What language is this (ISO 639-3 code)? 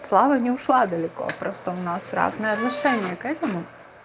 rus